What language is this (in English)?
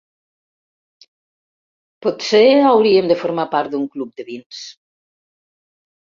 Catalan